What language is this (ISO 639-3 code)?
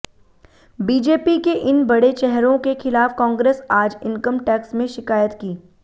hin